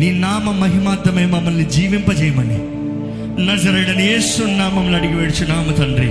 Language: Telugu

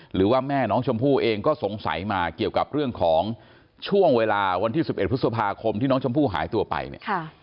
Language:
Thai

